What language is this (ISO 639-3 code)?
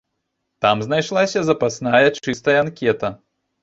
bel